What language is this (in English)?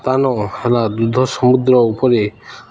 Odia